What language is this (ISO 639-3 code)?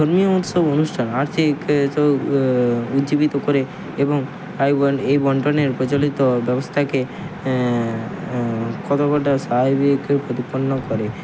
ben